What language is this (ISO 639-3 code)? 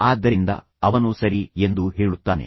kan